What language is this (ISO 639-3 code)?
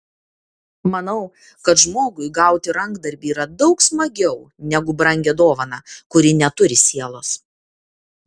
lit